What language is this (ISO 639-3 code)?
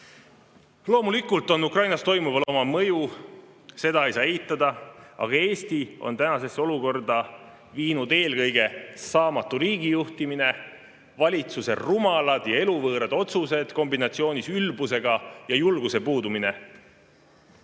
est